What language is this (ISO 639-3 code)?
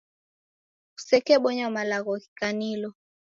dav